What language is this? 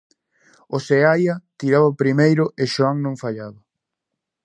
Galician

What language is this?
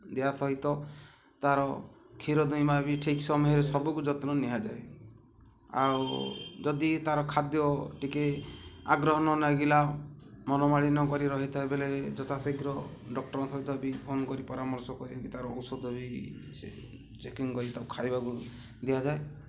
Odia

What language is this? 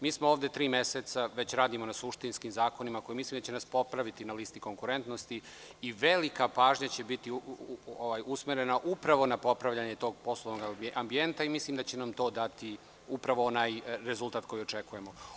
Serbian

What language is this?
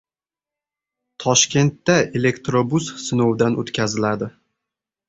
Uzbek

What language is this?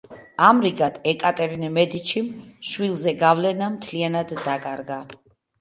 Georgian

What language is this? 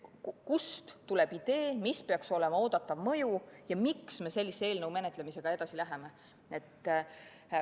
Estonian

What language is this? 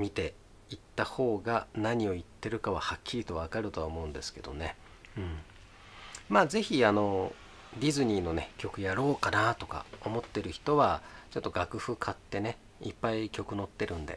Japanese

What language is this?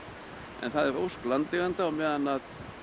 Icelandic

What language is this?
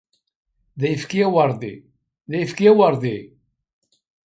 Kabyle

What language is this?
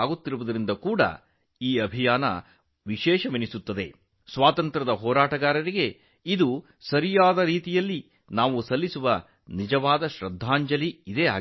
Kannada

